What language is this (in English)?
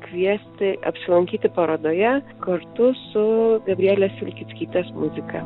Lithuanian